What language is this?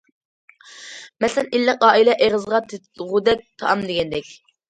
Uyghur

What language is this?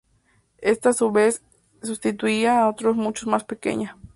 Spanish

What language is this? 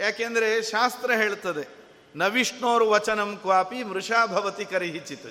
Kannada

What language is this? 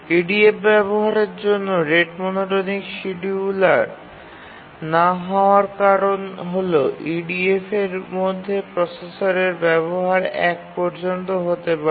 Bangla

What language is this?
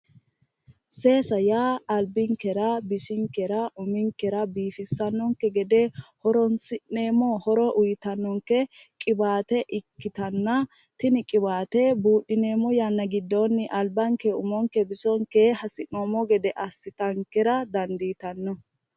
Sidamo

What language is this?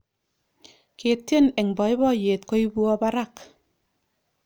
Kalenjin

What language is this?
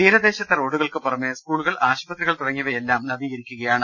Malayalam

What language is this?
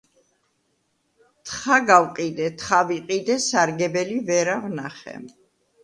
Georgian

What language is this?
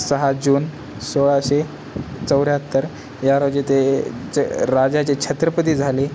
Marathi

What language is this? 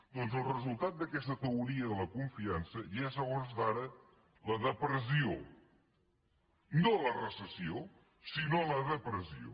Catalan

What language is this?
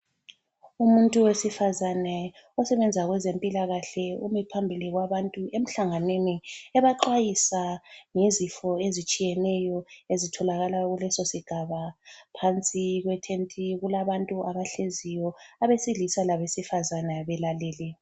North Ndebele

